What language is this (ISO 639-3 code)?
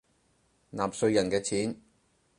yue